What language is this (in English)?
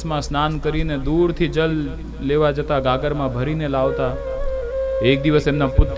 Hindi